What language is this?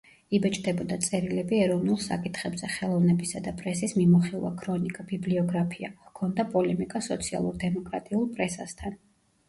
Georgian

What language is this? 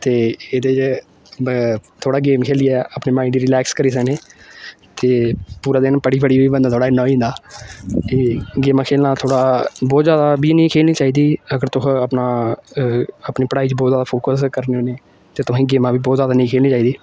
Dogri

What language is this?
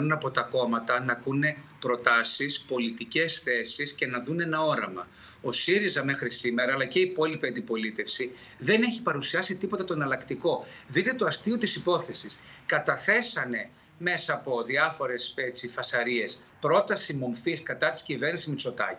Greek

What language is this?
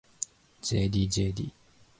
Japanese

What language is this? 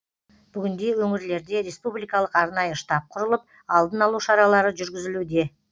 Kazakh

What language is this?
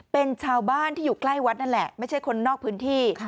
Thai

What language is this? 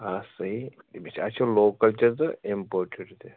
Kashmiri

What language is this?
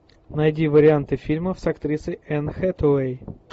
Russian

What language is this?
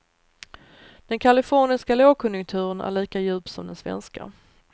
Swedish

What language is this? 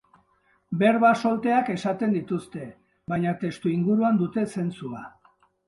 Basque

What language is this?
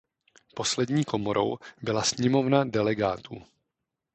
Czech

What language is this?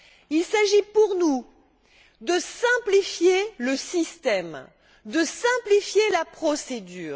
French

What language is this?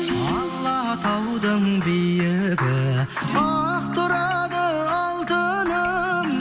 Kazakh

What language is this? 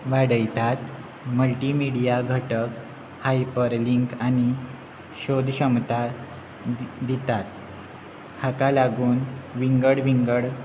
Konkani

